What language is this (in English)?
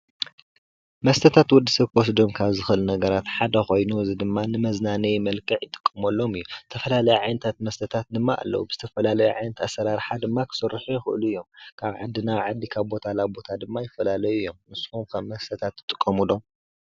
Tigrinya